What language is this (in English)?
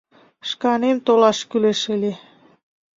Mari